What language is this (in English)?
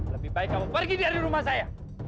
Indonesian